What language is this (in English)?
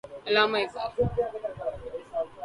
Urdu